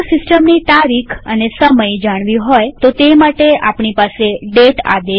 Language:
Gujarati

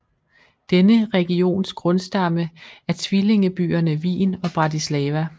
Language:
Danish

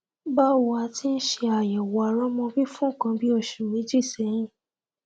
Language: Yoruba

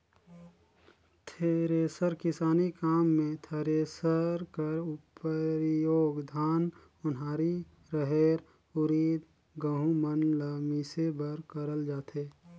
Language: Chhattisgarhi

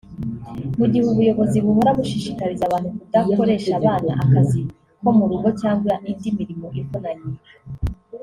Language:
Kinyarwanda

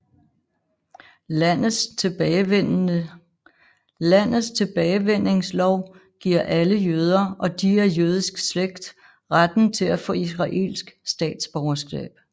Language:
Danish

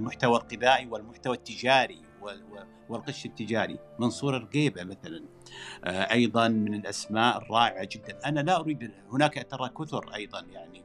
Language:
Arabic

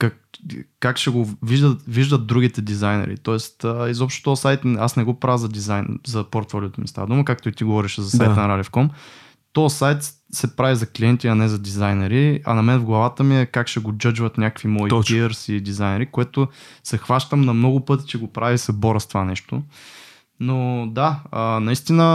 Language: Bulgarian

